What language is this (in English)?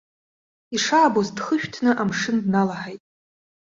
Abkhazian